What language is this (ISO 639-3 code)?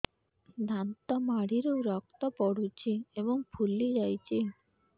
ori